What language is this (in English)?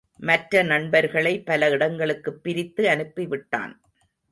Tamil